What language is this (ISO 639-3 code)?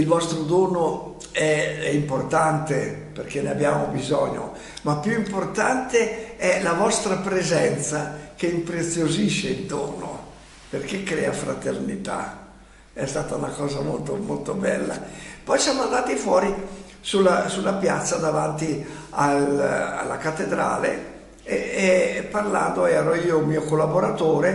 ita